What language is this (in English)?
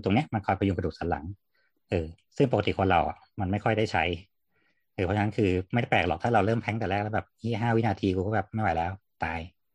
Thai